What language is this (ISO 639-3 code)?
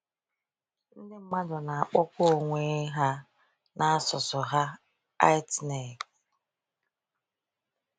ibo